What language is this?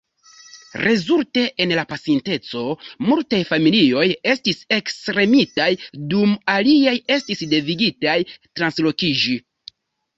Esperanto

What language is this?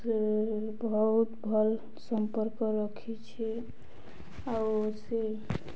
Odia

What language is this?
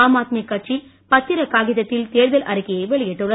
Tamil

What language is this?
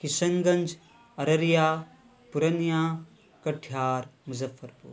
Urdu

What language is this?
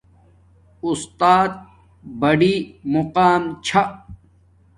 Domaaki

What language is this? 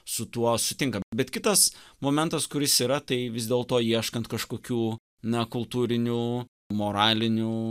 Lithuanian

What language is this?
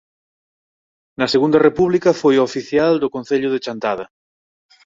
Galician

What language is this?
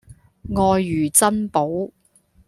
Cantonese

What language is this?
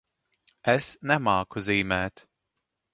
Latvian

